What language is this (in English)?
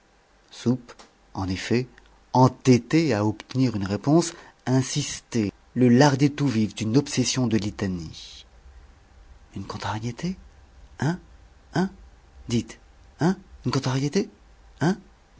French